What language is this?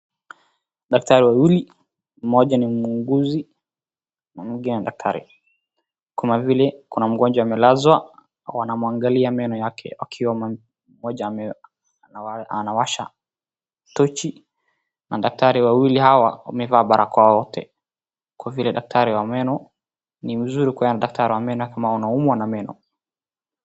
Swahili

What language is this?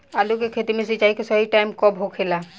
Bhojpuri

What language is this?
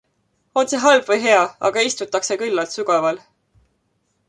Estonian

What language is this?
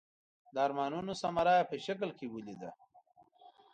Pashto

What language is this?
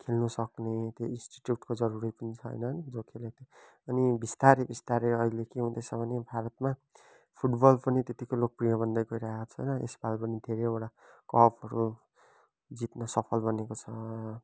Nepali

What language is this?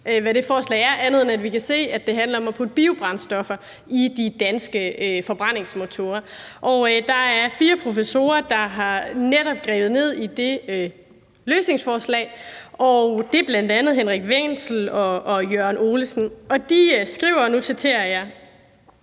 Danish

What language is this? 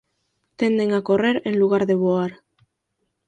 Galician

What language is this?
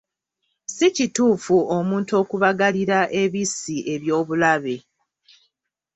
Ganda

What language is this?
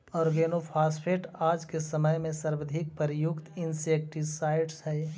Magahi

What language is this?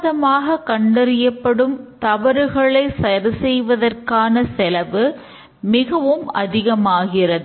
Tamil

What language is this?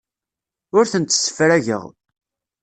Kabyle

